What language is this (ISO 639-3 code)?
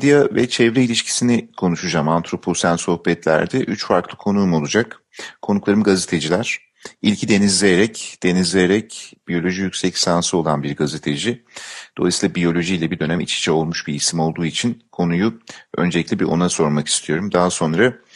tur